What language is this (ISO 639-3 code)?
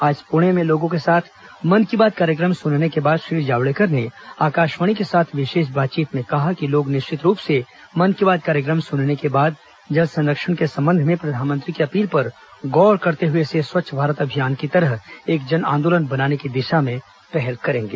hin